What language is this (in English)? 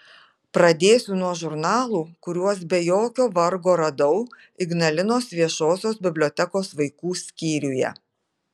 Lithuanian